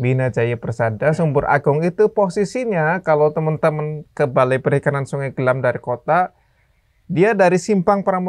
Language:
Indonesian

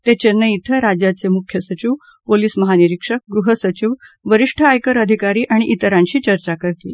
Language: Marathi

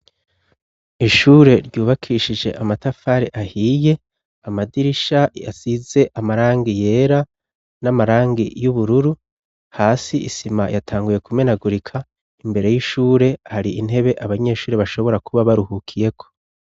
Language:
Rundi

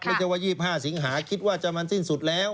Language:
Thai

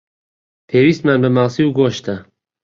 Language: Central Kurdish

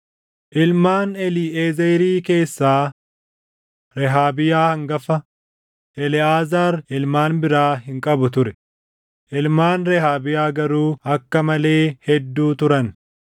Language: Oromo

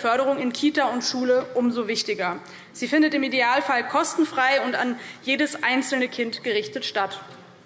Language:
German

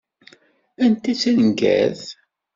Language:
Kabyle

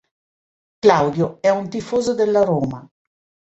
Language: Italian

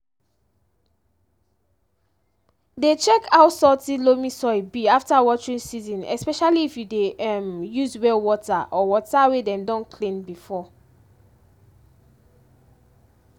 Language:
Nigerian Pidgin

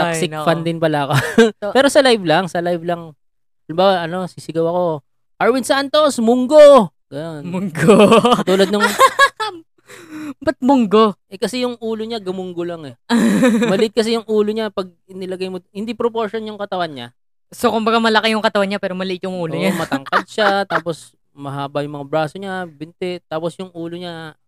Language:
Filipino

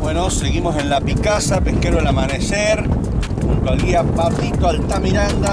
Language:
Spanish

